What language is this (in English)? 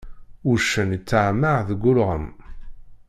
Kabyle